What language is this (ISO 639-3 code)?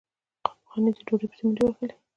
pus